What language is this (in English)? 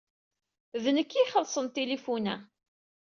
Kabyle